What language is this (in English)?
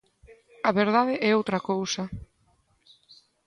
Galician